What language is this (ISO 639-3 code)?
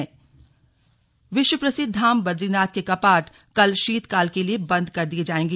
hin